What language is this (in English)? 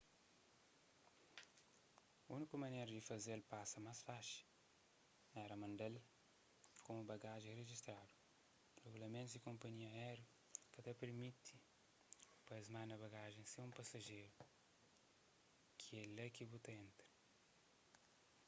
Kabuverdianu